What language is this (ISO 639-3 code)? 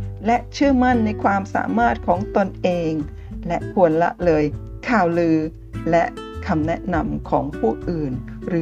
tha